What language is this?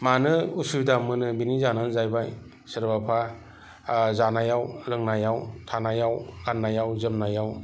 Bodo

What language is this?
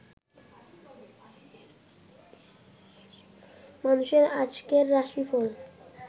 Bangla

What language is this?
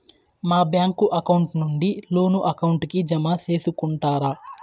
Telugu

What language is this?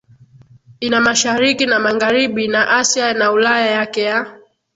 Swahili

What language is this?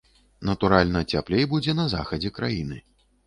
Belarusian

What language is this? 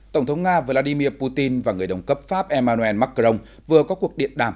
Vietnamese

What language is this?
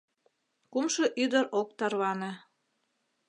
Mari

